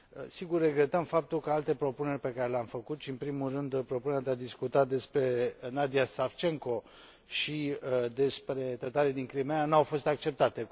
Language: Romanian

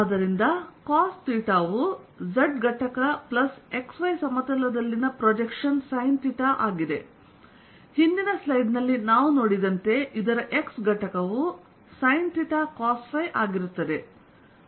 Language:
Kannada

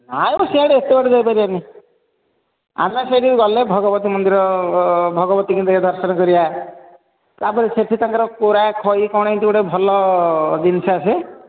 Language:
Odia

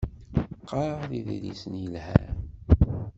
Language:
Kabyle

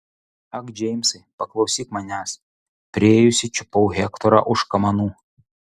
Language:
Lithuanian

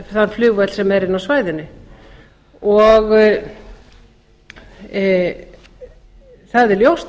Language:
Icelandic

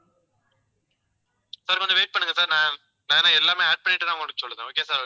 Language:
Tamil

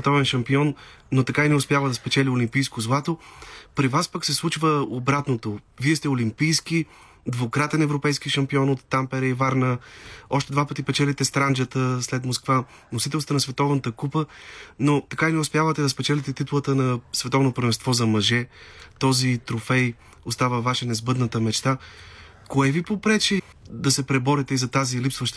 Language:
Bulgarian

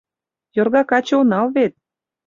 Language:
Mari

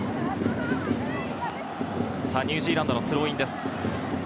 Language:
Japanese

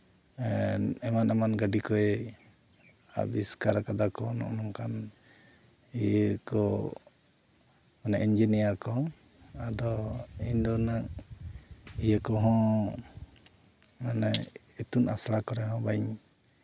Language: Santali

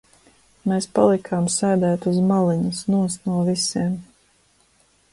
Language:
Latvian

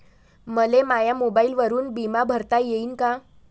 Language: Marathi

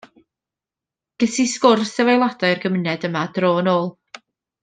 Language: Welsh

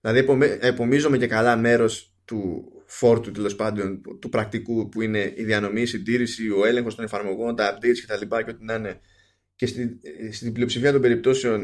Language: Greek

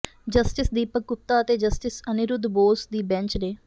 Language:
Punjabi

